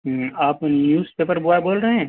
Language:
Urdu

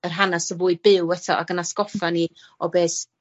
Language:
Welsh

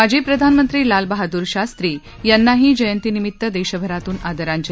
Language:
Marathi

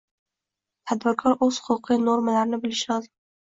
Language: Uzbek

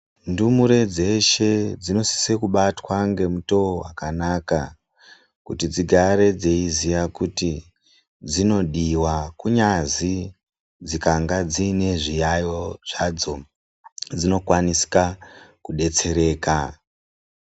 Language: Ndau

